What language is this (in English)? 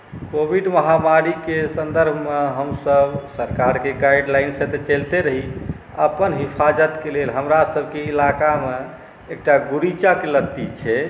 Maithili